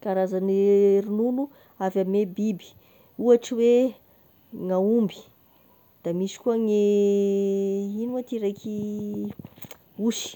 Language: Tesaka Malagasy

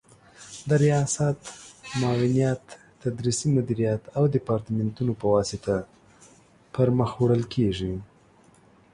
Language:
Pashto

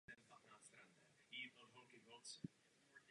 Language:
Czech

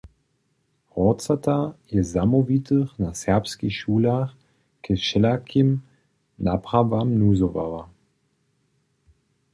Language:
Upper Sorbian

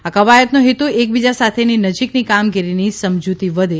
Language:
Gujarati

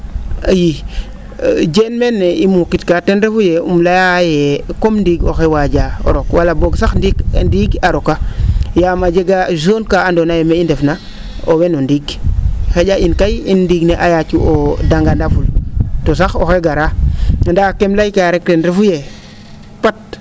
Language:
Serer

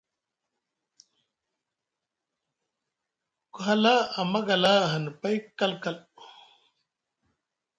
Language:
Musgu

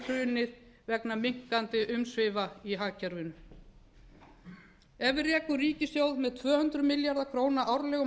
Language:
Icelandic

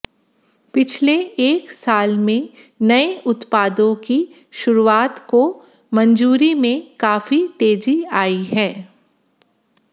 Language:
Hindi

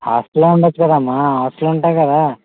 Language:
Telugu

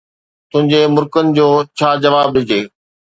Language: Sindhi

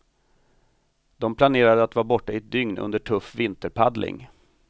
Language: Swedish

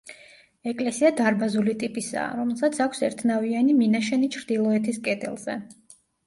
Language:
Georgian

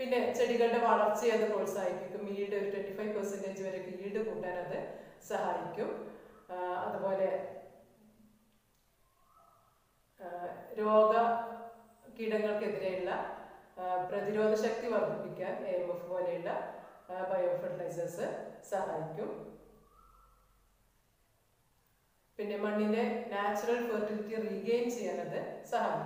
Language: Turkish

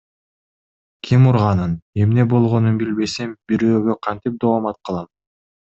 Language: Kyrgyz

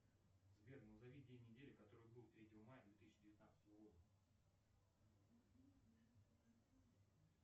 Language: Russian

